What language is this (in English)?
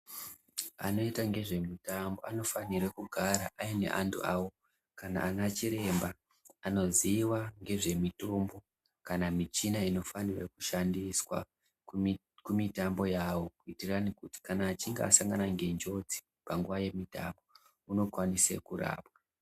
Ndau